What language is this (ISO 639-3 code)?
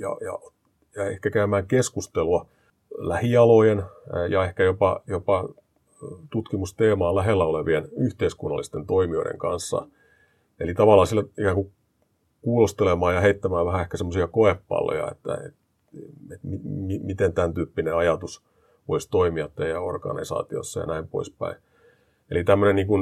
fin